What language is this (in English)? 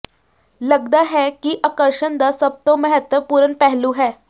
Punjabi